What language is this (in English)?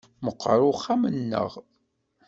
Kabyle